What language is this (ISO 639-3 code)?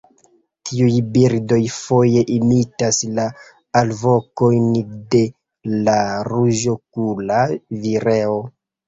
epo